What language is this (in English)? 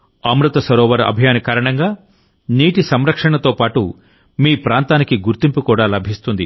Telugu